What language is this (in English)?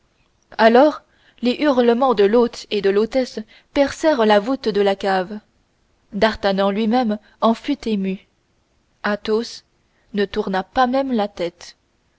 French